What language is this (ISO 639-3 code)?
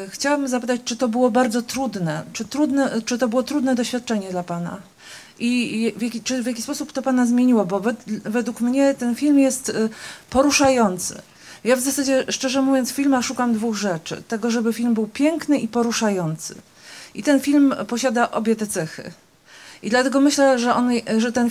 pol